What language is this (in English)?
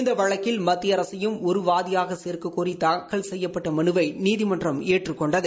Tamil